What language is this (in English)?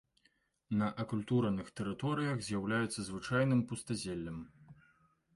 Belarusian